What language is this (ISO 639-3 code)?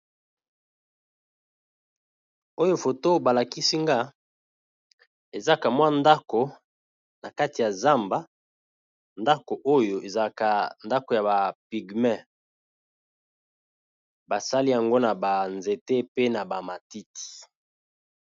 lin